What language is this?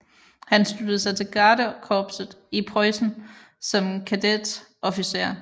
Danish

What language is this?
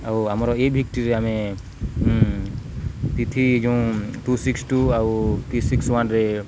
Odia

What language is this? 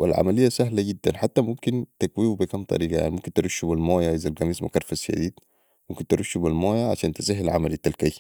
Sudanese Arabic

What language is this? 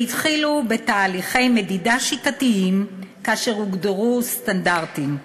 Hebrew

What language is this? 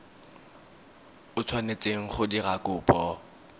Tswana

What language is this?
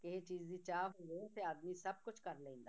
Punjabi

